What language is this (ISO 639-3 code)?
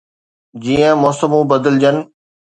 snd